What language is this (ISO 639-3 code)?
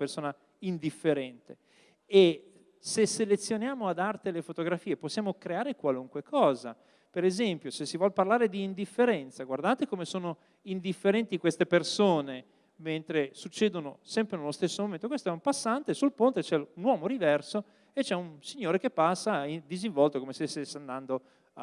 ita